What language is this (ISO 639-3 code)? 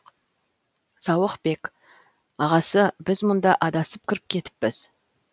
kaz